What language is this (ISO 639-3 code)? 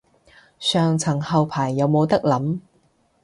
yue